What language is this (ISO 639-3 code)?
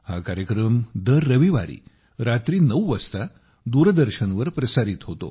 mar